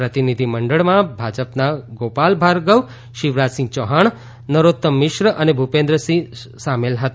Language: Gujarati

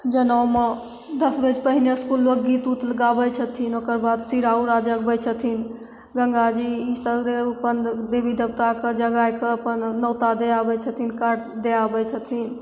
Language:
Maithili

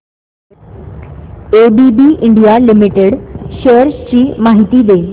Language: Marathi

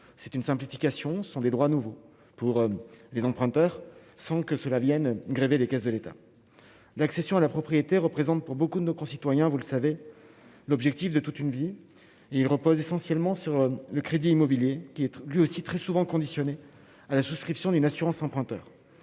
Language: French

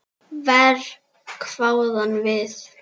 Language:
Icelandic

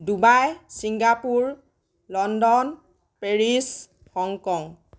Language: Assamese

